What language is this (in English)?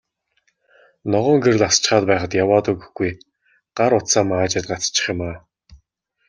Mongolian